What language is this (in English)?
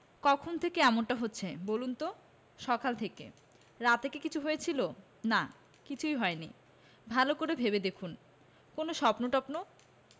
Bangla